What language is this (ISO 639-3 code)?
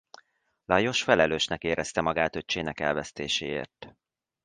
hun